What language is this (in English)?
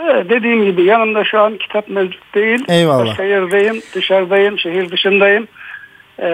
Turkish